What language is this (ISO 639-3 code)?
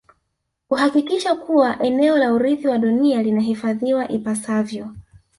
swa